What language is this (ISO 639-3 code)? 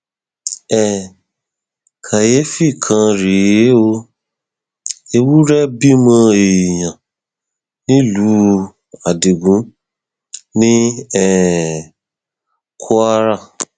yor